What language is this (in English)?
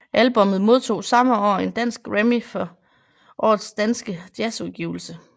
Danish